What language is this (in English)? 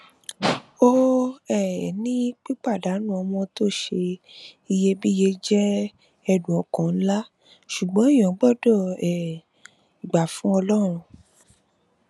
Yoruba